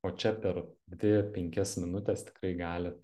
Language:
Lithuanian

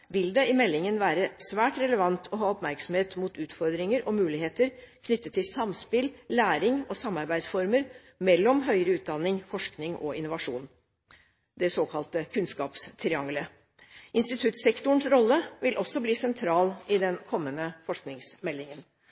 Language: Norwegian Bokmål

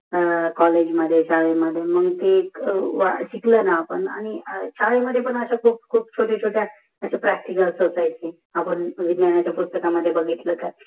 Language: Marathi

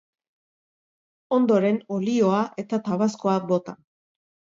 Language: Basque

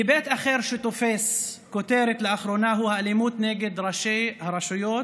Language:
Hebrew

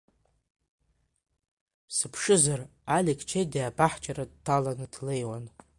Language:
Abkhazian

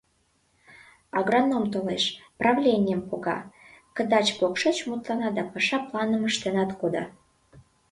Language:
Mari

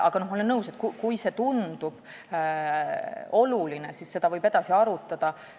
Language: Estonian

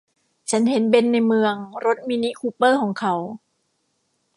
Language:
Thai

